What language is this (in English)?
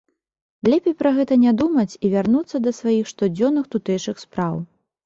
Belarusian